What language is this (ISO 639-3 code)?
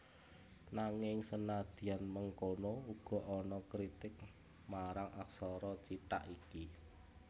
jav